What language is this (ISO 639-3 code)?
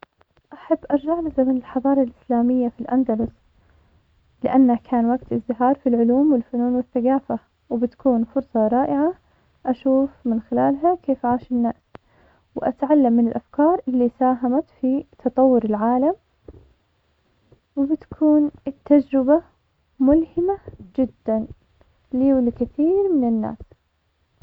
acx